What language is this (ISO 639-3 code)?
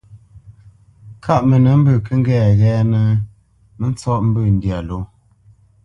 bce